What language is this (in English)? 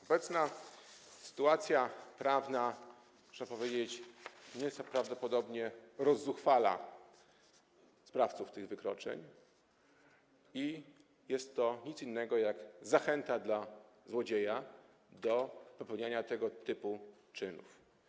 Polish